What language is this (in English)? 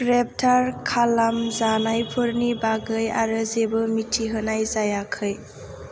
Bodo